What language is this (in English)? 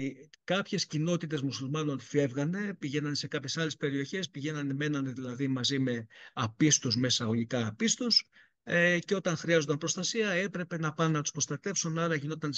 Greek